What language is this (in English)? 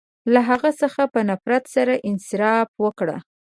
Pashto